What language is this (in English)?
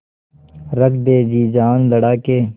Hindi